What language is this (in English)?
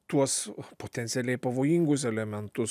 Lithuanian